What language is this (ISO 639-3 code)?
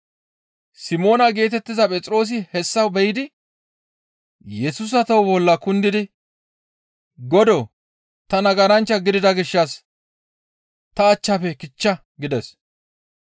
gmv